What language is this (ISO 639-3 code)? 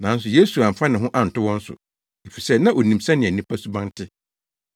aka